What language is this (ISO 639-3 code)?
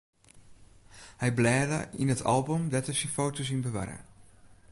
fry